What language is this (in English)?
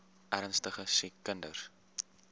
Afrikaans